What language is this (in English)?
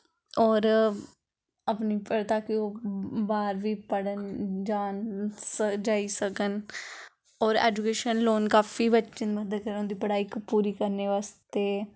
Dogri